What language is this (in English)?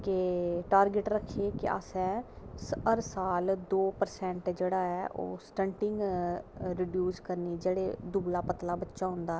Dogri